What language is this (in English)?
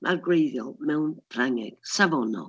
Welsh